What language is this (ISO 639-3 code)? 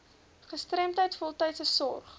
afr